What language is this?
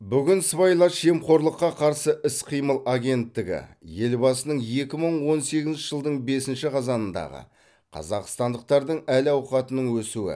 Kazakh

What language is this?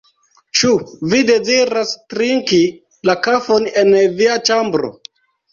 Esperanto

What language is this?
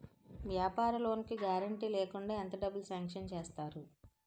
Telugu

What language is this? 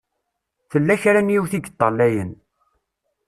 Kabyle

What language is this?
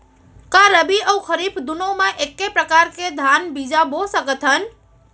Chhattisgarhi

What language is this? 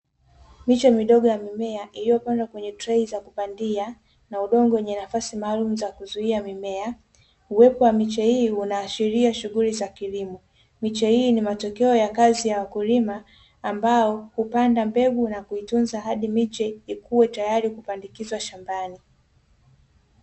Swahili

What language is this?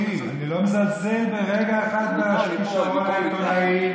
Hebrew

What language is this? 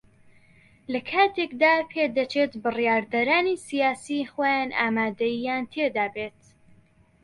Central Kurdish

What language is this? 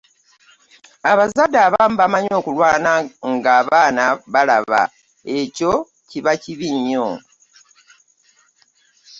Ganda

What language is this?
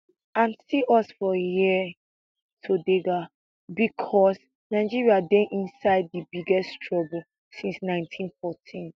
Nigerian Pidgin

